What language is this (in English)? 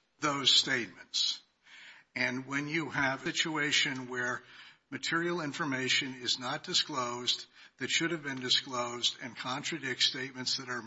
English